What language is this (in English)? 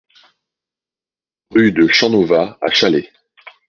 French